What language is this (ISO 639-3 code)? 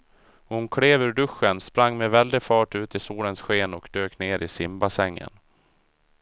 swe